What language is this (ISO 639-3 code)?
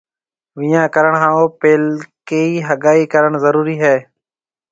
mve